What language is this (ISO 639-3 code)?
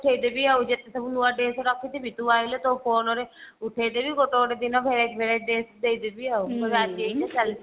ori